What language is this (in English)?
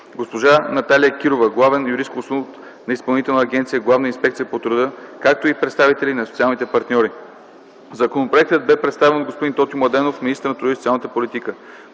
Bulgarian